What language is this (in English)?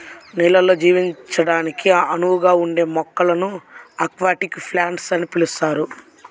Telugu